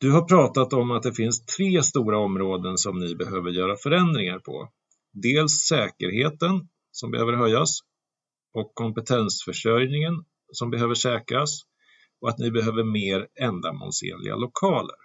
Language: Swedish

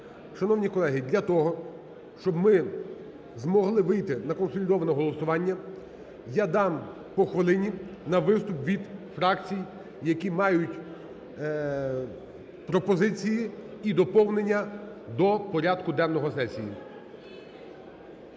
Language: Ukrainian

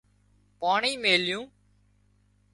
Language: Wadiyara Koli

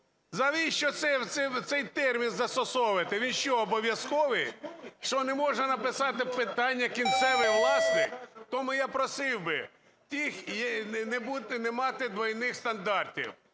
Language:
Ukrainian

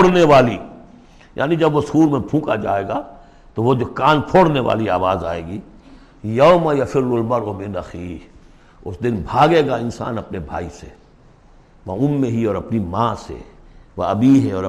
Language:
Urdu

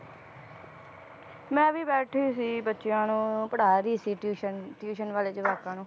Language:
Punjabi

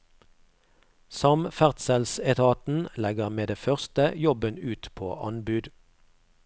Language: Norwegian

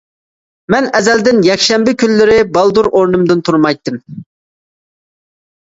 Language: Uyghur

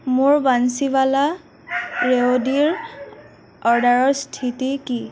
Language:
Assamese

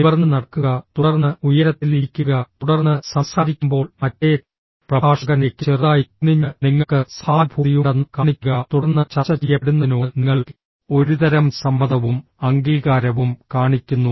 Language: Malayalam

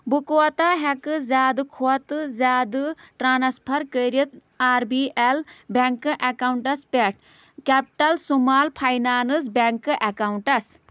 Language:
Kashmiri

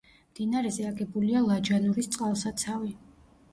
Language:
Georgian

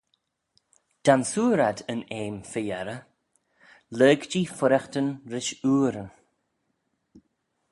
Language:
Manx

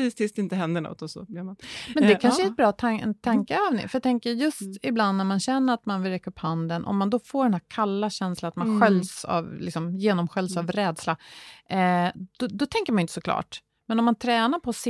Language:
Swedish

